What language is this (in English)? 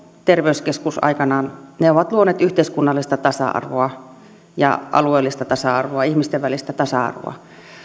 Finnish